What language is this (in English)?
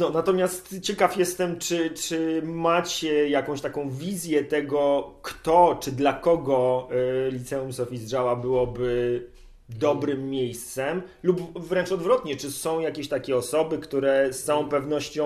Polish